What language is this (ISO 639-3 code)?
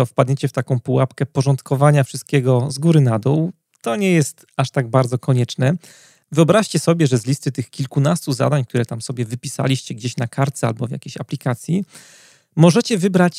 pol